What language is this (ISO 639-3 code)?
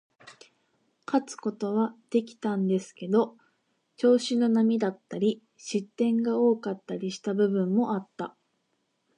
jpn